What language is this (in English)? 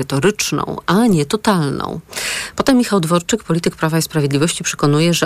Polish